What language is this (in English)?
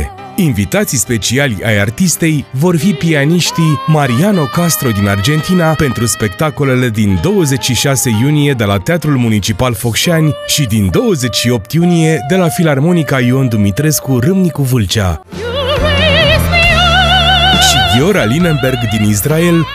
Romanian